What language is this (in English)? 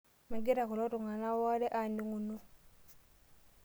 Masai